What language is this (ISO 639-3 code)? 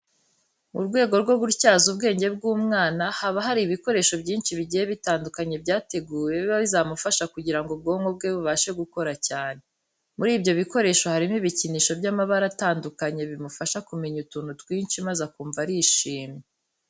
kin